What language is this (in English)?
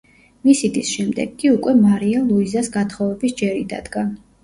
Georgian